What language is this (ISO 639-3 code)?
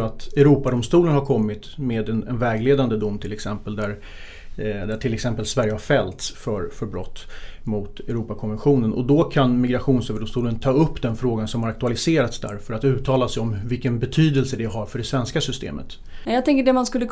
swe